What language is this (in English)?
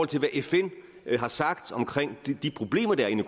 Danish